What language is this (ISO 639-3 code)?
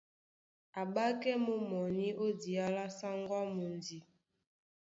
dua